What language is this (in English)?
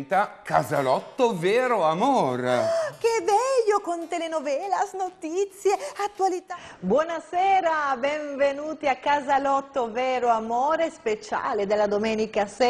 Italian